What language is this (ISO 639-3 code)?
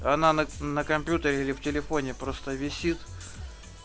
rus